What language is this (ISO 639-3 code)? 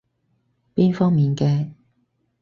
yue